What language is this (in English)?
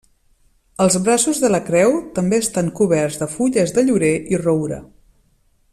Catalan